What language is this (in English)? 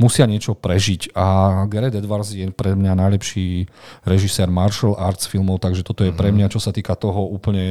Slovak